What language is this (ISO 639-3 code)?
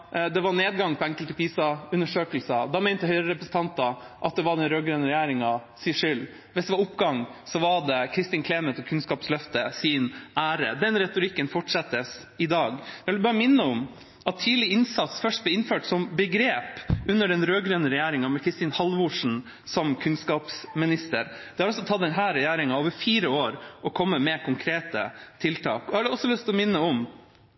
nob